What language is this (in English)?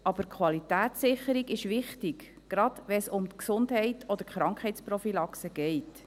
Swiss German